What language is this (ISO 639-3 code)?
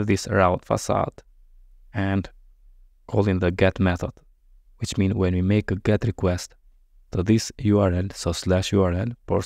eng